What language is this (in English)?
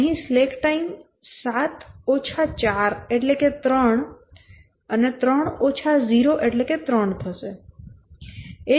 Gujarati